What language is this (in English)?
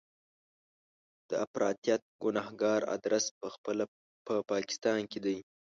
Pashto